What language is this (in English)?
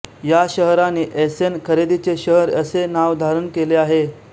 Marathi